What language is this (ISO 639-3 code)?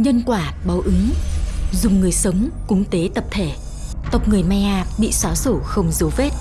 vie